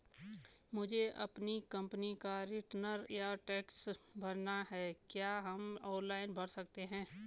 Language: Hindi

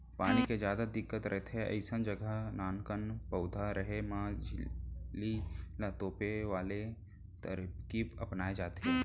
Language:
Chhattisgarhi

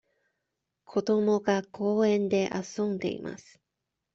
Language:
Japanese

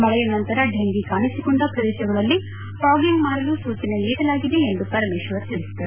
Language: Kannada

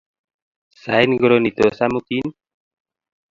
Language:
Kalenjin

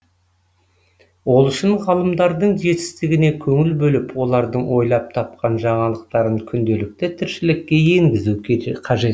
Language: Kazakh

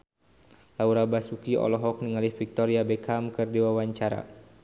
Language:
Sundanese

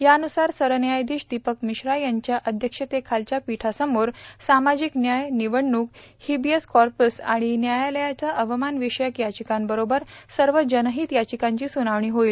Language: Marathi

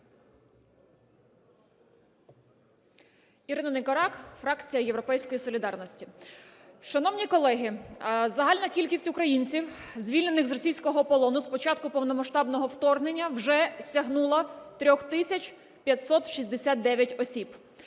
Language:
Ukrainian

